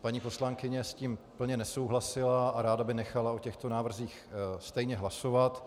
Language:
Czech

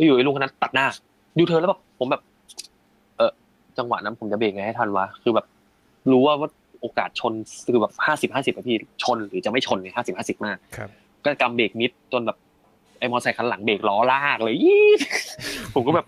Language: Thai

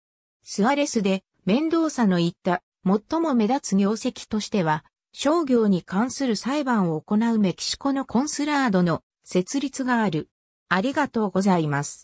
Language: Japanese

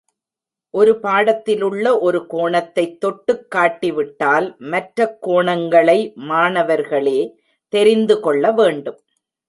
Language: Tamil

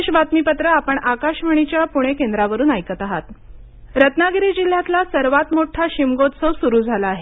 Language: Marathi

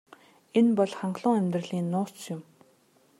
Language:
Mongolian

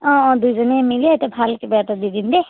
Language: Assamese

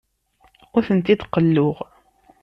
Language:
Kabyle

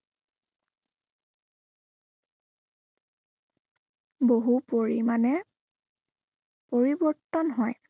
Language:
Assamese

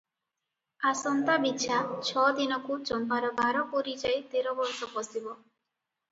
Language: Odia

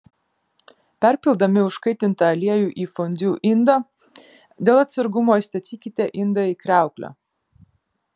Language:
Lithuanian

